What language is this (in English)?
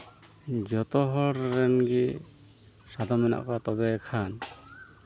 Santali